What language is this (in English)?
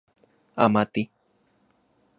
Central Puebla Nahuatl